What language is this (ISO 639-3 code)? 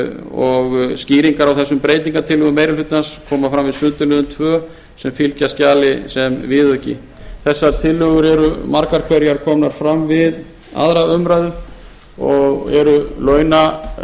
isl